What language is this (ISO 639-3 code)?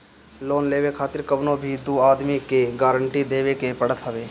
bho